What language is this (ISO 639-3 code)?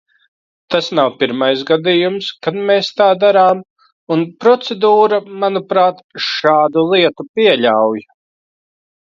lav